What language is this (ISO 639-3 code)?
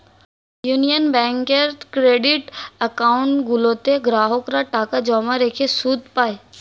ben